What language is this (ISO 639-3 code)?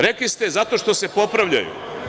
srp